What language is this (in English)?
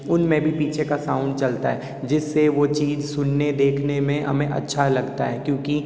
Hindi